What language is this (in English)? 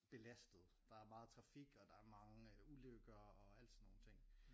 Danish